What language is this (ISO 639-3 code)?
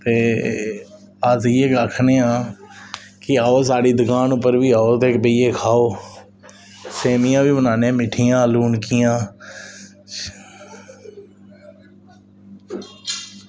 doi